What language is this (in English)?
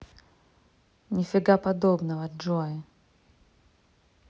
Russian